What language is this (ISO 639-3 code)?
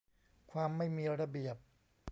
tha